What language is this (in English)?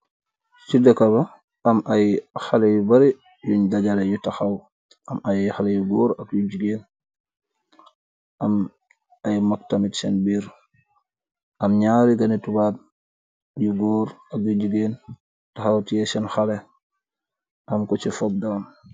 Wolof